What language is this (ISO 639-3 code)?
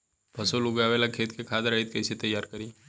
bho